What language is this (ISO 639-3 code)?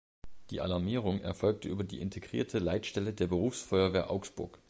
deu